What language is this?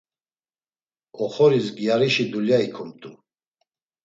Laz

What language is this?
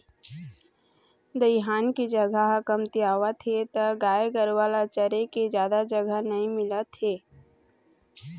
Chhattisgarhi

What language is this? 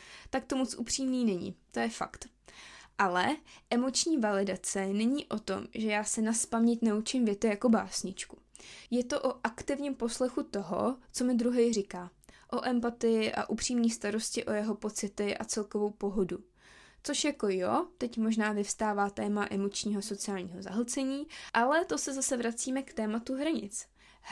Czech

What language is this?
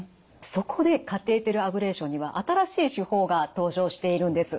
Japanese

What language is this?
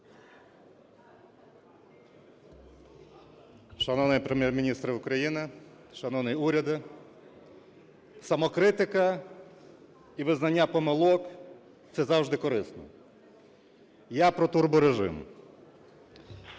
Ukrainian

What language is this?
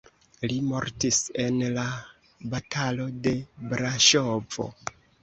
Esperanto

